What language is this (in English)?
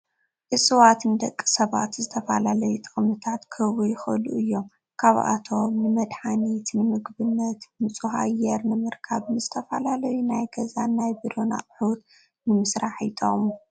Tigrinya